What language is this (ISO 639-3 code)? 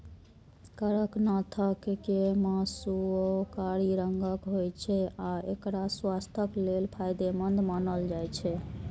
mai